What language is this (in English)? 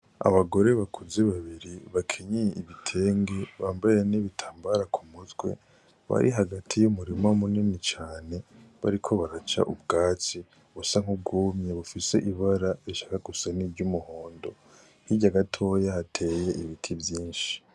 Rundi